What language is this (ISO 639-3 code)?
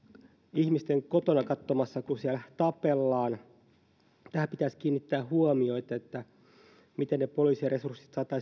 fin